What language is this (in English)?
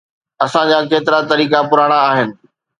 Sindhi